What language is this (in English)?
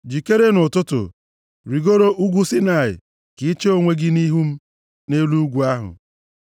Igbo